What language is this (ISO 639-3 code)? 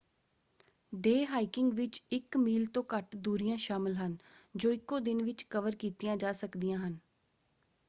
pan